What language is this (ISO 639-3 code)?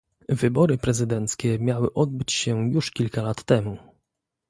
pol